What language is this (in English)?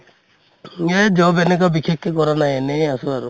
Assamese